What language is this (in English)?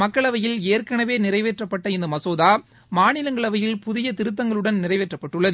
Tamil